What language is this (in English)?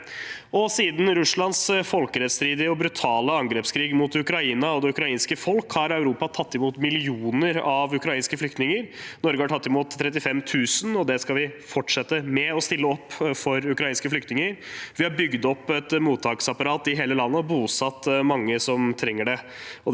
Norwegian